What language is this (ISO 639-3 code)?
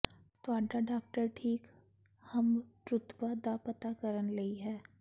pan